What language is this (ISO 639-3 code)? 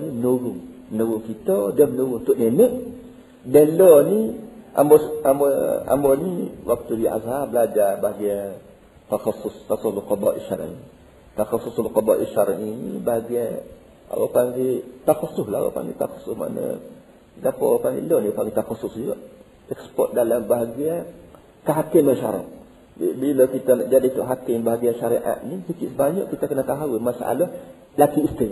msa